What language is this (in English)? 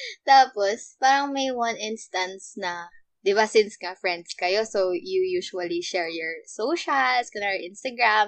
Filipino